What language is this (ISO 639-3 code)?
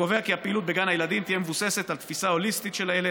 heb